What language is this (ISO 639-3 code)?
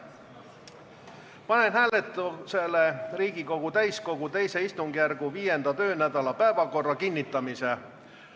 est